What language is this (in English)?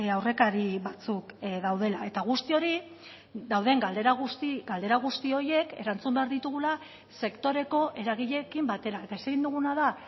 Basque